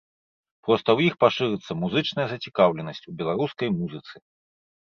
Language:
Belarusian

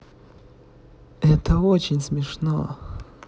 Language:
Russian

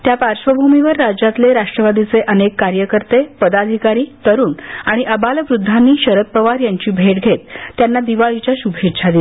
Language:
Marathi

